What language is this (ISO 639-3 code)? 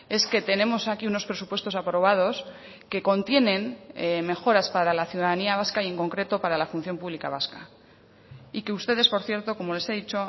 spa